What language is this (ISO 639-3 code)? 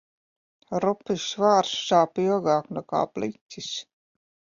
lav